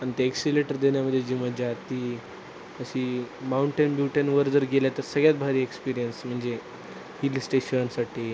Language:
Marathi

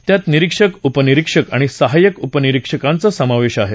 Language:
Marathi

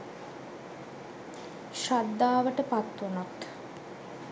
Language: Sinhala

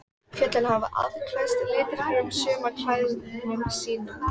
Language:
Icelandic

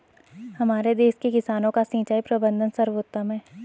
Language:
Hindi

